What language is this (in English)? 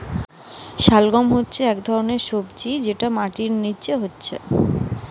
Bangla